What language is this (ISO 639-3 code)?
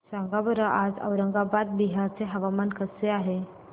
mar